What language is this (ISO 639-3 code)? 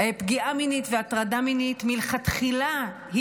heb